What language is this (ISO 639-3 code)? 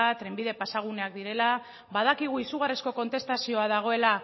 eus